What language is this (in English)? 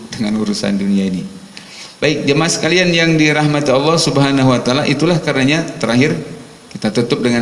Indonesian